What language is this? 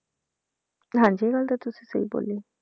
Punjabi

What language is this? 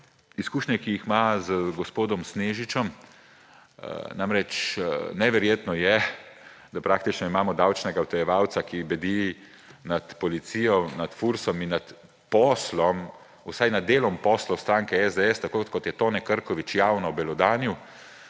Slovenian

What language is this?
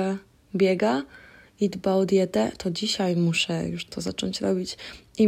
Polish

